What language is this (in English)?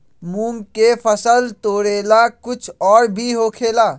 Magahi